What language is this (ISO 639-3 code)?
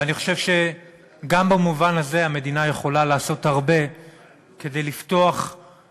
heb